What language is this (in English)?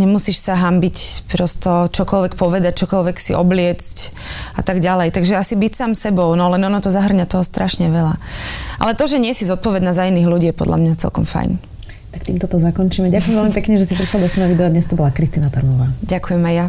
Slovak